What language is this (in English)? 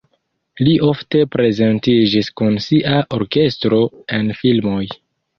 Esperanto